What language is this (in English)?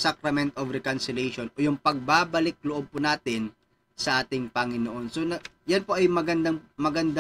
Filipino